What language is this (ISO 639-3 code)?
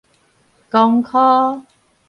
nan